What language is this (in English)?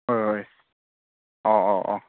Manipuri